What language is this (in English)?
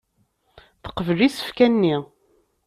Kabyle